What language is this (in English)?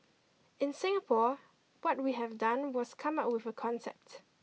English